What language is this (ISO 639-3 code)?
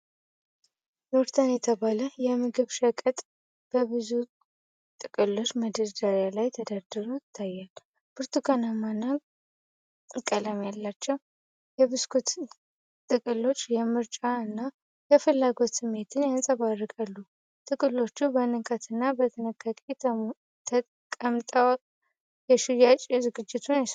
amh